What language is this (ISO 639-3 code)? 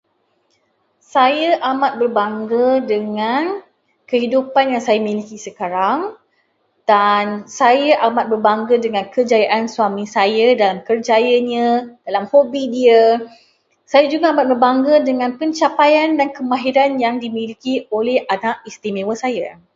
msa